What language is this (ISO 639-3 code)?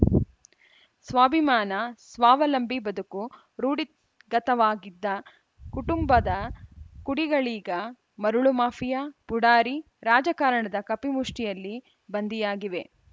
kan